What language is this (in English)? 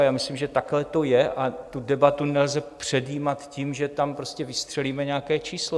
Czech